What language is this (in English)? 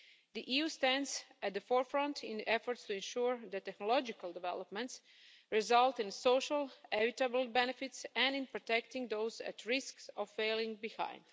English